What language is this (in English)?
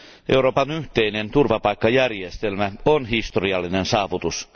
Finnish